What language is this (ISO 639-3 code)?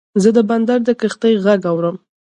pus